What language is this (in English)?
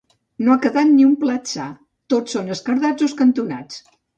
Catalan